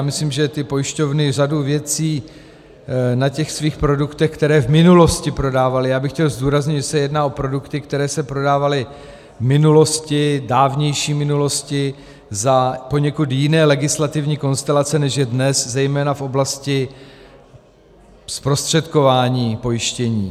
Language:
Czech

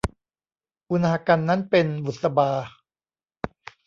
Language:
Thai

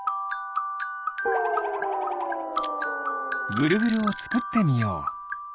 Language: Japanese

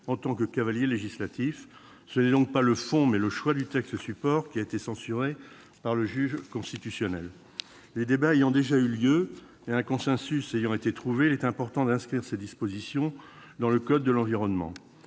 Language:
French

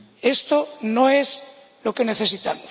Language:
Spanish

